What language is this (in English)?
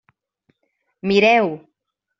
Catalan